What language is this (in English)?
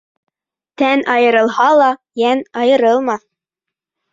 Bashkir